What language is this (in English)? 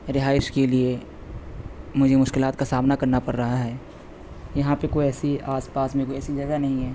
Urdu